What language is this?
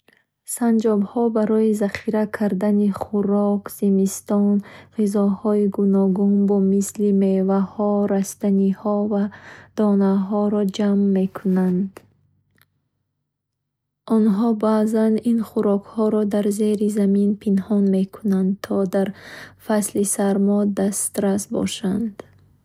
Bukharic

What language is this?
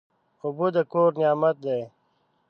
Pashto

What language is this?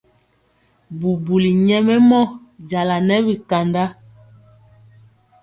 Mpiemo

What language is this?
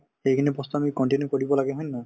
Assamese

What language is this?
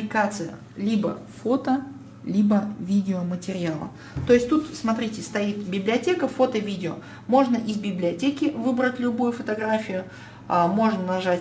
Russian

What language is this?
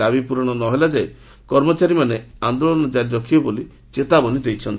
Odia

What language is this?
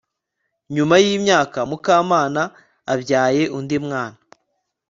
Kinyarwanda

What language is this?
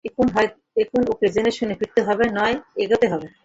Bangla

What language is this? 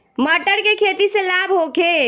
Bhojpuri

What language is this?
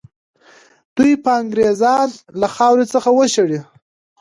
Pashto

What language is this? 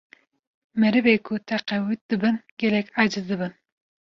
Kurdish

